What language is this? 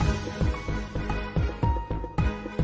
Thai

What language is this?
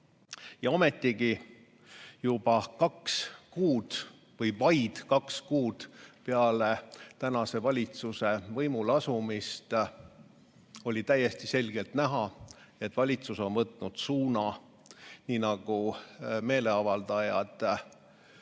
Estonian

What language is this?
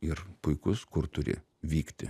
Lithuanian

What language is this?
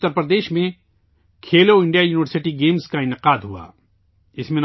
Urdu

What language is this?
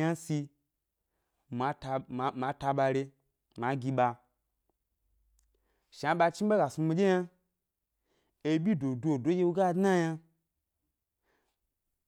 Gbari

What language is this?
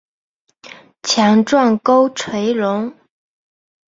Chinese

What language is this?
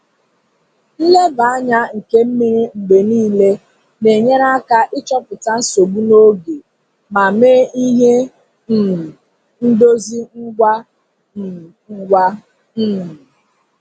Igbo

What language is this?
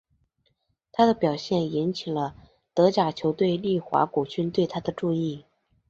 Chinese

